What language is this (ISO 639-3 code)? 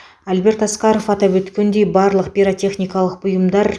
kaz